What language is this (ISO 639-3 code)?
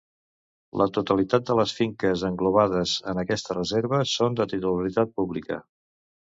cat